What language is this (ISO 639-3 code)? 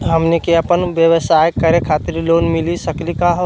mag